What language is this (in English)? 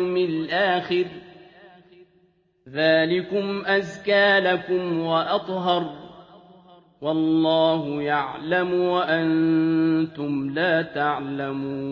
Arabic